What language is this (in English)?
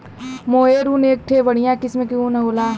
Bhojpuri